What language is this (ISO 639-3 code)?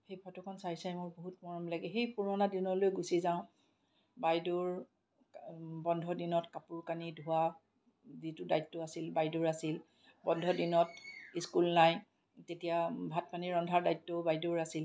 asm